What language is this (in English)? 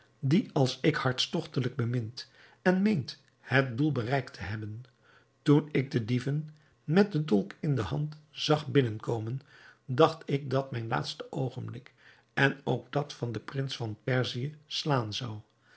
Dutch